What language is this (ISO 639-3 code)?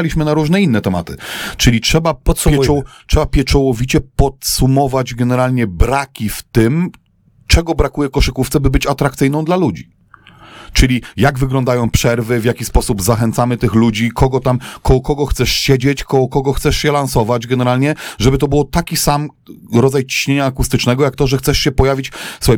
pol